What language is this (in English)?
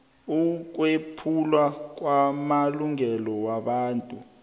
South Ndebele